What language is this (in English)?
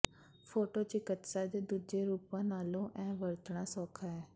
Punjabi